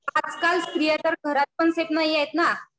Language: Marathi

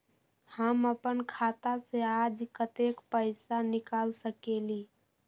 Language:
Magahi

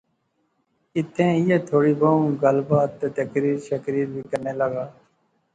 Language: Pahari-Potwari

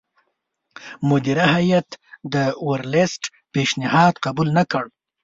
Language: Pashto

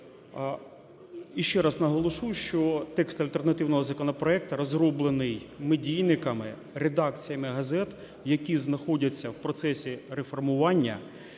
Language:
Ukrainian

